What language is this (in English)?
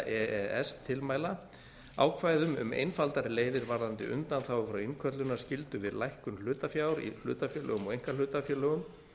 Icelandic